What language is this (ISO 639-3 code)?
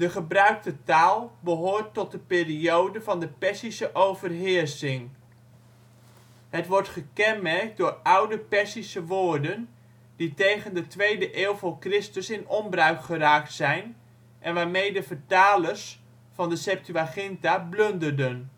nld